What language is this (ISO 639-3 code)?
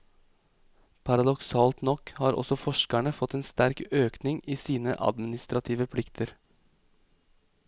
nor